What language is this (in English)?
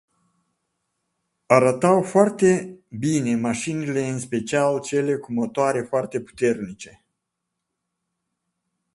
Romanian